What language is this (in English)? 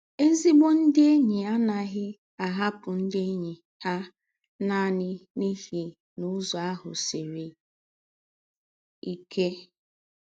Igbo